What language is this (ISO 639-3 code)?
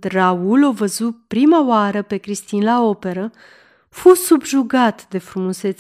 ron